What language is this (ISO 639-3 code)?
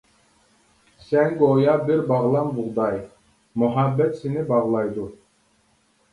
uig